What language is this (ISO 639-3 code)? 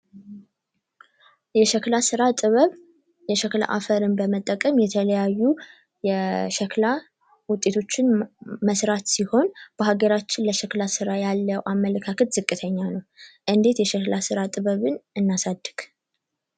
amh